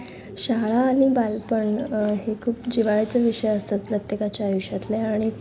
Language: Marathi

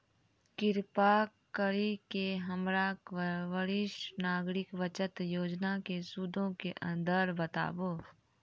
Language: Maithili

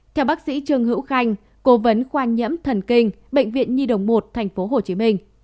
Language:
Vietnamese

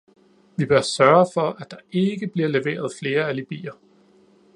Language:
Danish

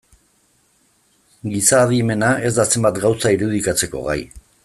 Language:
Basque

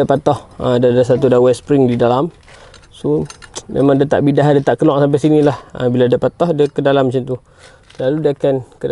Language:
Malay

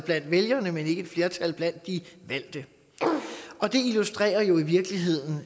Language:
Danish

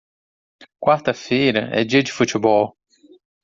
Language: Portuguese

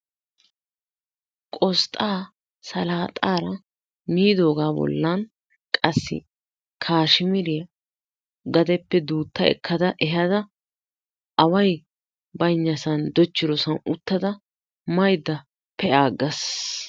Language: Wolaytta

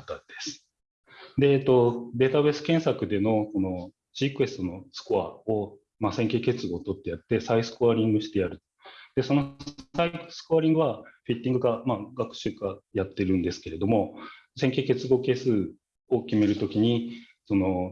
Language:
Japanese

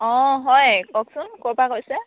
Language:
Assamese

